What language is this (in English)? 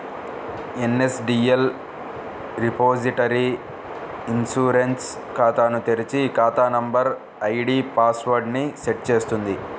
Telugu